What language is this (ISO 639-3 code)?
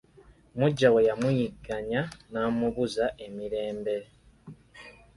lug